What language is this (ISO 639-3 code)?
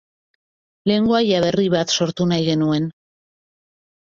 eus